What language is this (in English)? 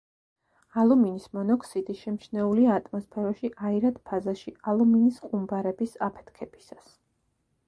Georgian